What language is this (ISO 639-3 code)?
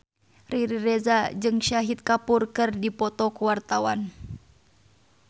sun